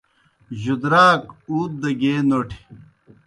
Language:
Kohistani Shina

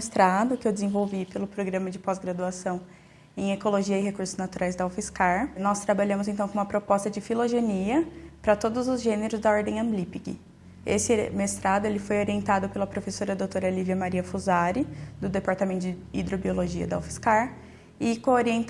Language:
Portuguese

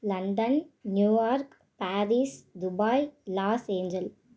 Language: Tamil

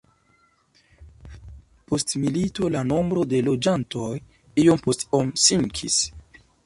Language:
Esperanto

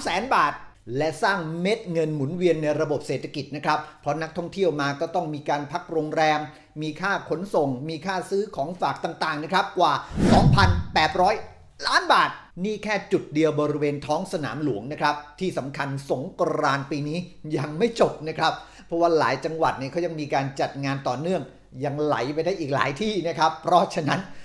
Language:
Thai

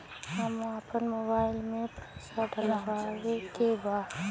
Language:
Bhojpuri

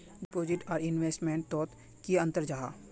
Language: Magahi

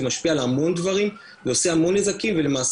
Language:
Hebrew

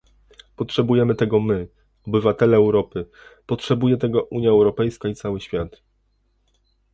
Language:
Polish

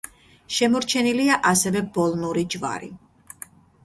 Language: Georgian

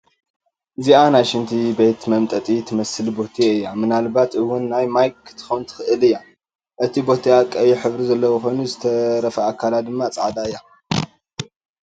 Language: Tigrinya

